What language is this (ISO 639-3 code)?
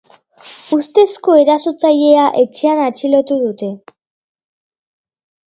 eus